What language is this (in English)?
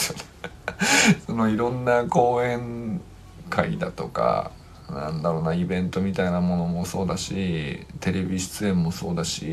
Japanese